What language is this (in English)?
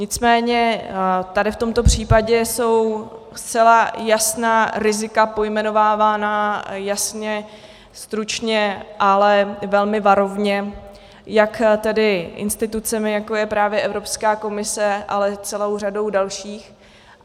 Czech